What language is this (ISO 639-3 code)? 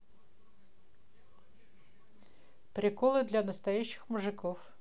rus